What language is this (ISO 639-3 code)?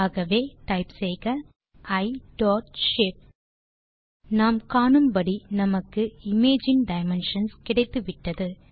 tam